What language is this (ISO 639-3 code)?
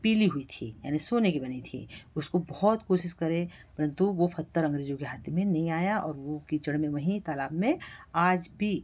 hin